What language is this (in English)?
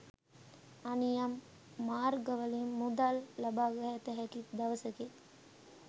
Sinhala